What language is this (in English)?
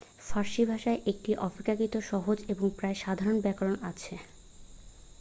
Bangla